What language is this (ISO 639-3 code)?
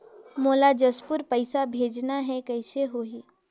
hne